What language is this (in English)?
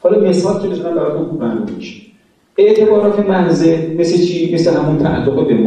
Persian